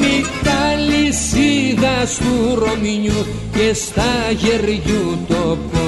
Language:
Greek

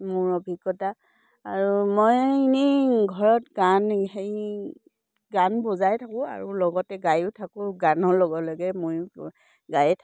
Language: Assamese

